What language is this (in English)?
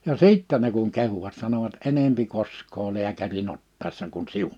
Finnish